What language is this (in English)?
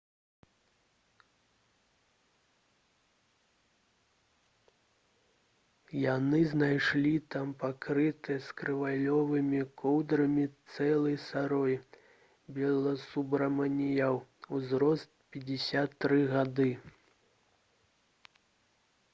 Belarusian